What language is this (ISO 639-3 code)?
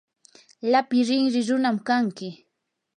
qur